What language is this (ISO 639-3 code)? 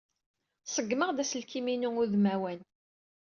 kab